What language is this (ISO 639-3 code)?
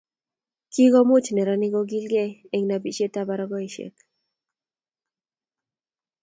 kln